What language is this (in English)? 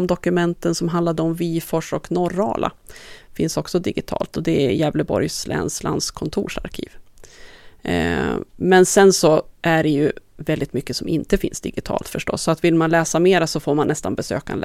Swedish